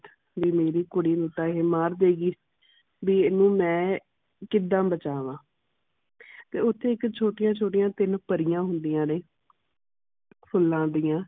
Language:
Punjabi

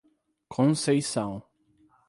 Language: Portuguese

